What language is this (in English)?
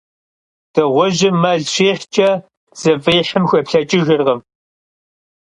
Kabardian